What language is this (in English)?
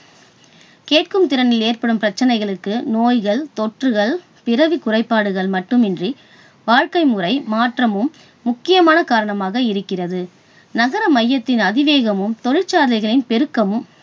Tamil